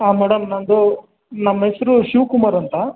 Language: Kannada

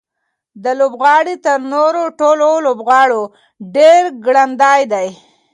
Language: Pashto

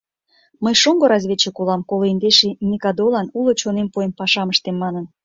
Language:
Mari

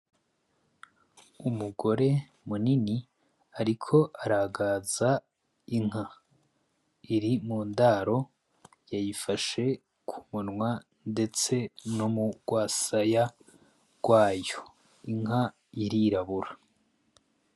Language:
Rundi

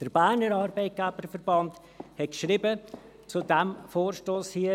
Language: Swiss German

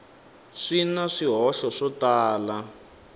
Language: Tsonga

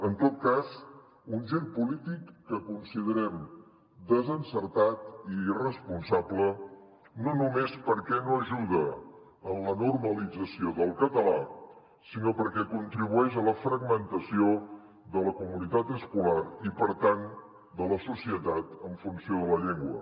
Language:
Catalan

